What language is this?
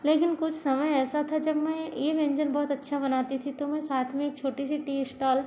Hindi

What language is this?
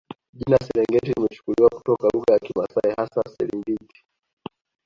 Swahili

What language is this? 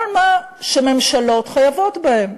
Hebrew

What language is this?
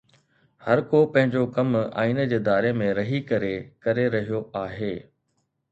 Sindhi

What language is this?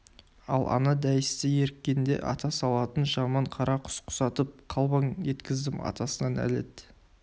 Kazakh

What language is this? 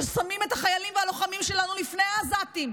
Hebrew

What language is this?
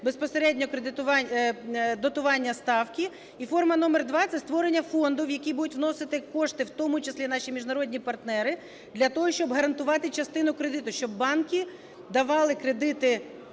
Ukrainian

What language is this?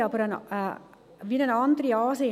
Swiss German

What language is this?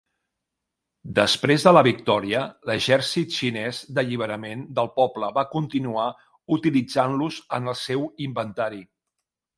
Catalan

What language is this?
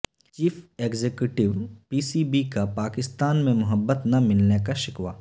Urdu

